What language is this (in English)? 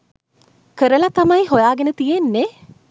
Sinhala